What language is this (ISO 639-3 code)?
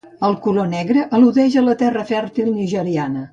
cat